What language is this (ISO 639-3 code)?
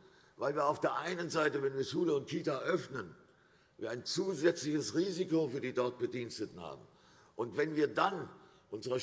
deu